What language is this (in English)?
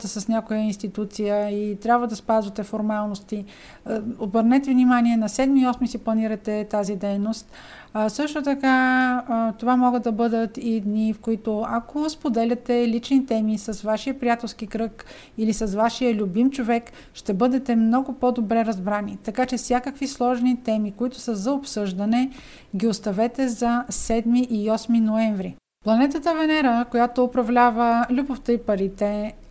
Bulgarian